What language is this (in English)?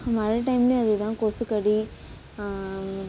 Tamil